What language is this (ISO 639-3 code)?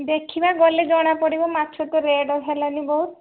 ori